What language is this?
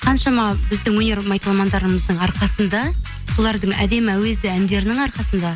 Kazakh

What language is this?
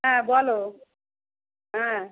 Bangla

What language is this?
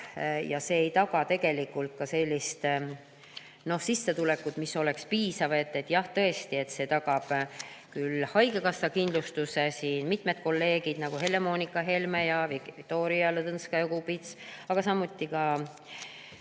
Estonian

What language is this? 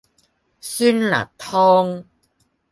Cantonese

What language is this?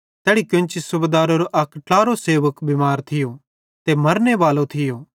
Bhadrawahi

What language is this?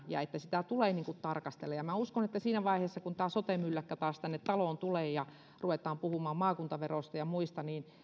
Finnish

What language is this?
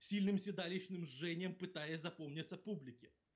Russian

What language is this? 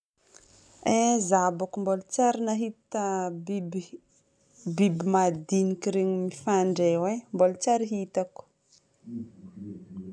Northern Betsimisaraka Malagasy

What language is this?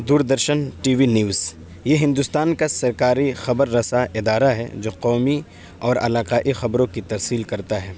Urdu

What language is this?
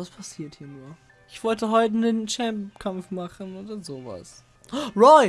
German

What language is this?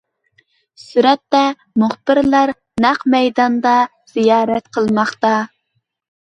Uyghur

